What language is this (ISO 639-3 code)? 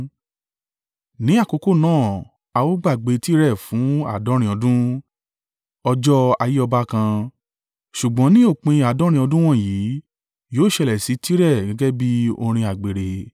yor